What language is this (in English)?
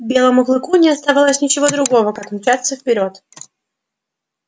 Russian